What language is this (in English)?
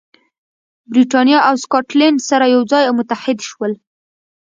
Pashto